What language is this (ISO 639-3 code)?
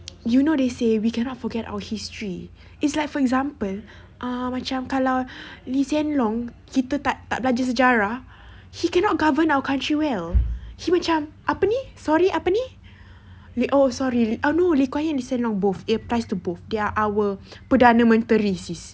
eng